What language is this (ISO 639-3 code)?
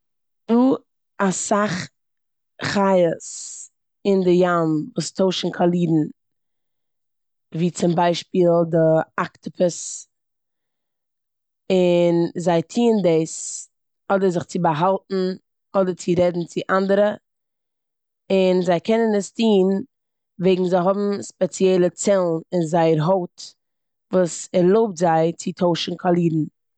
yid